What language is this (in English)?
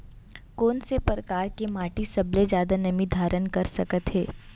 Chhattisgarhi